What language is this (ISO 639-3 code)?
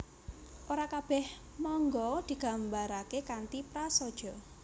jav